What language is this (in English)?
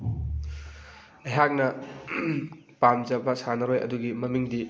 Manipuri